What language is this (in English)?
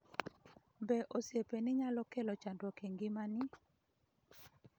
Luo (Kenya and Tanzania)